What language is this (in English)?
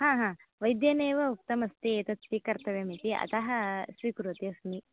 Sanskrit